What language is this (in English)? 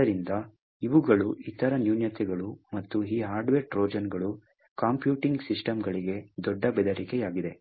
Kannada